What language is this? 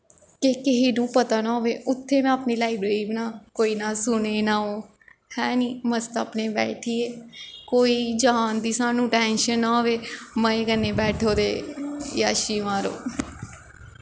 Dogri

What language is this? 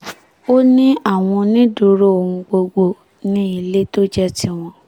Yoruba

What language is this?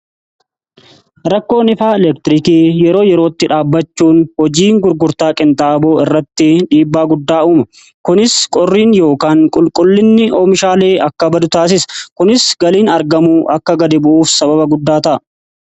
Oromo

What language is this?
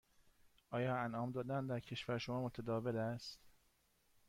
Persian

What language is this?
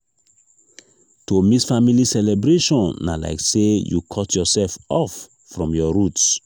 Nigerian Pidgin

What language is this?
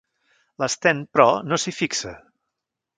Catalan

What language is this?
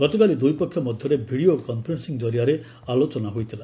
Odia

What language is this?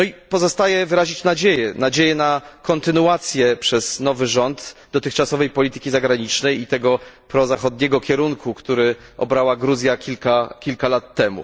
Polish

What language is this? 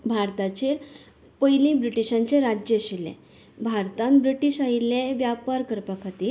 Konkani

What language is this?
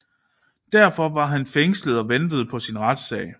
Danish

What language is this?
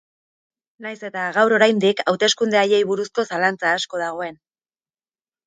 Basque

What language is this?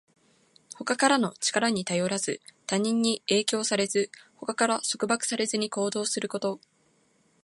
Japanese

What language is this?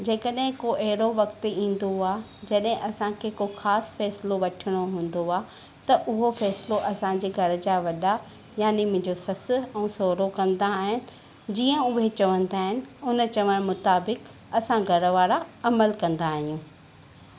Sindhi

